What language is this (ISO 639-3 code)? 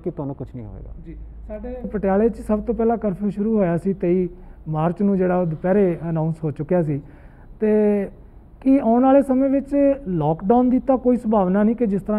hin